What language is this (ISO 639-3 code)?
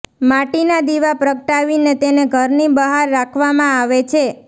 guj